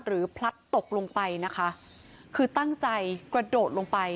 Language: Thai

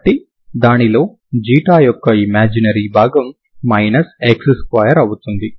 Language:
Telugu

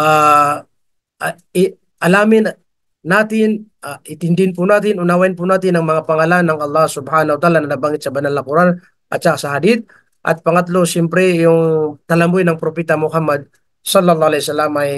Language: Filipino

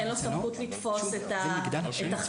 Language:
Hebrew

